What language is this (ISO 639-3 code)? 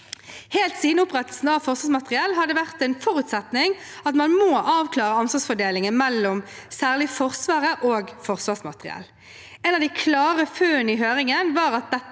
nor